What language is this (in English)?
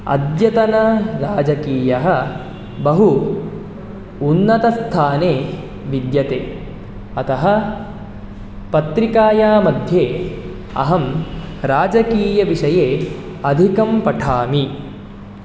Sanskrit